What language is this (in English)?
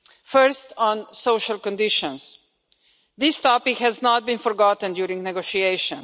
English